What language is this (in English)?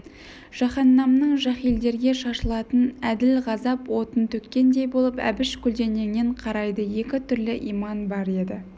Kazakh